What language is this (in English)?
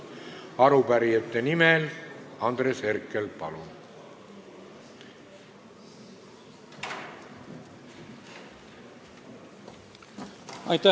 Estonian